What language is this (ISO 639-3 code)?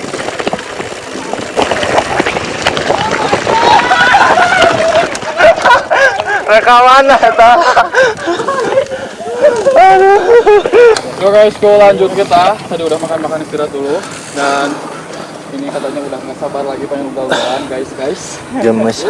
ind